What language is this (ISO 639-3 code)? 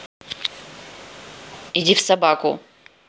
rus